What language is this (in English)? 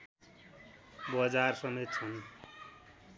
Nepali